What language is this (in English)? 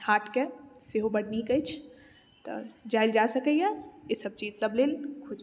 Maithili